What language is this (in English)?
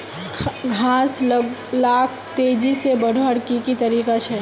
Magahi